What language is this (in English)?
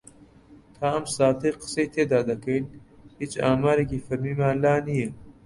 Central Kurdish